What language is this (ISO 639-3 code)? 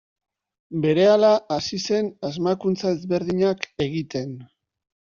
eus